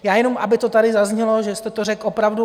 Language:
Czech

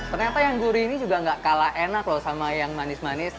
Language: Indonesian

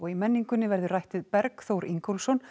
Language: Icelandic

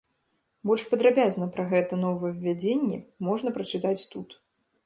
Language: Belarusian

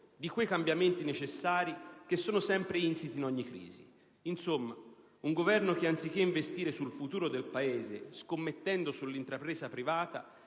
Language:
Italian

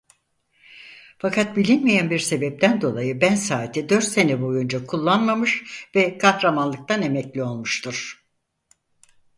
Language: Turkish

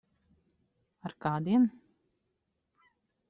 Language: Latvian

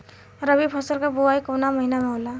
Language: Bhojpuri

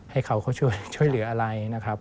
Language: Thai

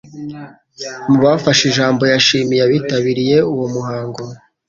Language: Kinyarwanda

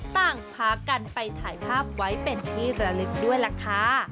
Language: Thai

